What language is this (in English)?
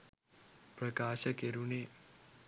Sinhala